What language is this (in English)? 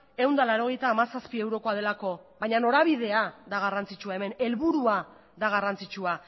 Basque